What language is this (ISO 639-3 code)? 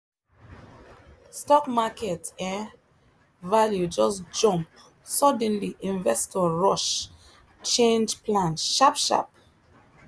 pcm